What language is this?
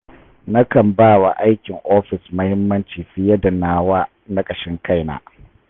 Hausa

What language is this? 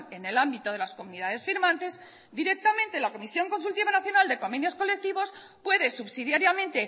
Spanish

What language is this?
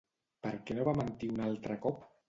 Catalan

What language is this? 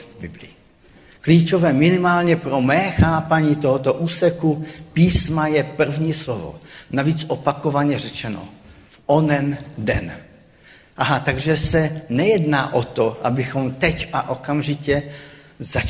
Czech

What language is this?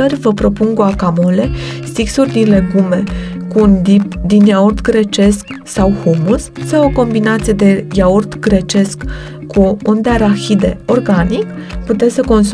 Romanian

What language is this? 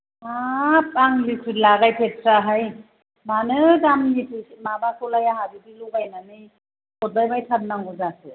Bodo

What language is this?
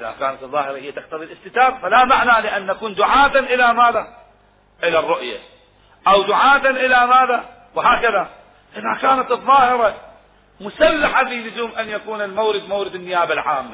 Arabic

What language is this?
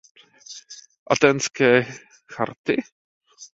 Czech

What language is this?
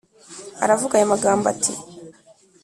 Kinyarwanda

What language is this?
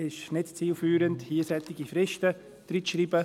Swiss German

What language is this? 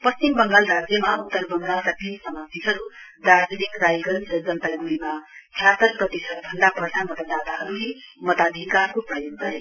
Nepali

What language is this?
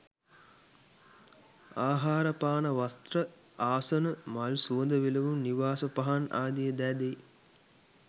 Sinhala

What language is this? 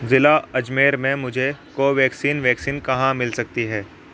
Urdu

